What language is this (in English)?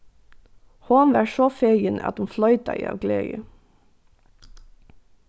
Faroese